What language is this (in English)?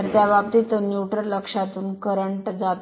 Marathi